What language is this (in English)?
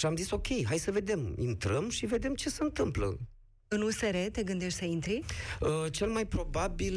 Romanian